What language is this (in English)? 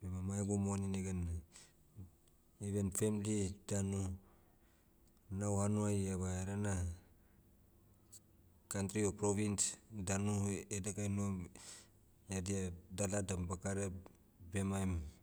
Motu